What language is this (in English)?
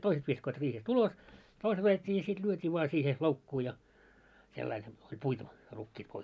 Finnish